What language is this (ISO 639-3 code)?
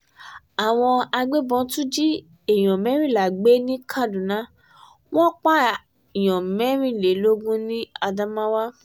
yor